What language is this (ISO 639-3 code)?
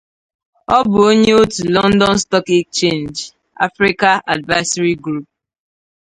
ibo